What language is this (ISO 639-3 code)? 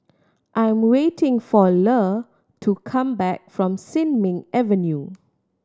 eng